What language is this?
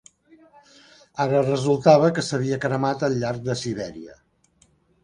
Catalan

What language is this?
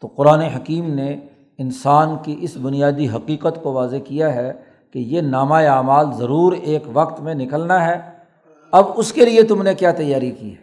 Urdu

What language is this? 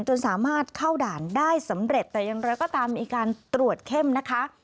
Thai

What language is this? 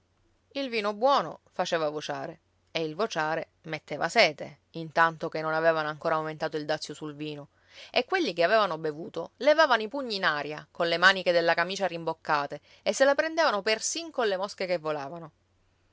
Italian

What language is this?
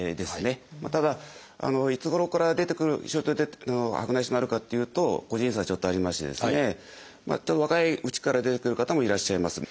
Japanese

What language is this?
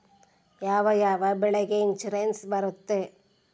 Kannada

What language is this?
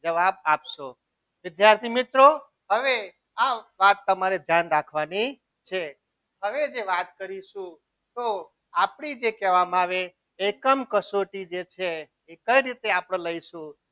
Gujarati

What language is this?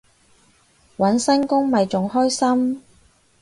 Cantonese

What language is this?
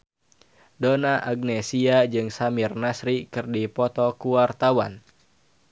Sundanese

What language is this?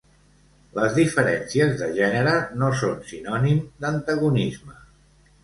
Catalan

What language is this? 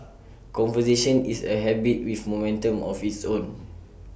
English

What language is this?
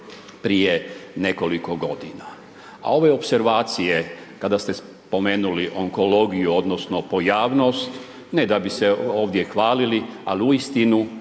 Croatian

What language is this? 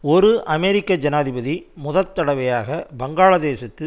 Tamil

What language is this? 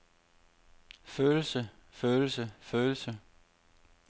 Danish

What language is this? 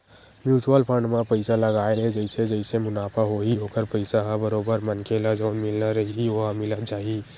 Chhattisgarhi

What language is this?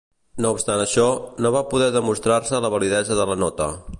Catalan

